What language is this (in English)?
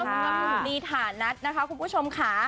Thai